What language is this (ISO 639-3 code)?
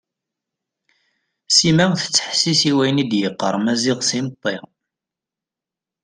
kab